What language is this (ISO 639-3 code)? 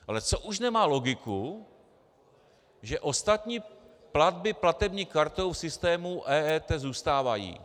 ces